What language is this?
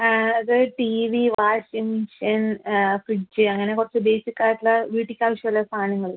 Malayalam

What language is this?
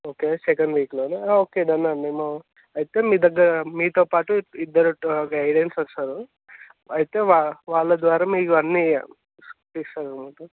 Telugu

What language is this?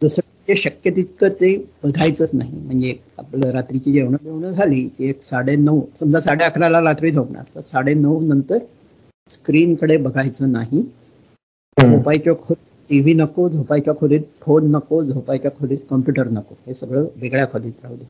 Marathi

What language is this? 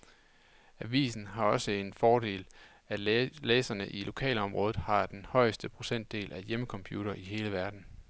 Danish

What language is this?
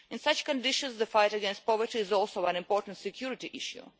English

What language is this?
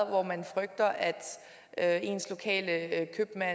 Danish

